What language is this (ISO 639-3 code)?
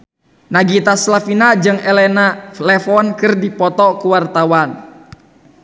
sun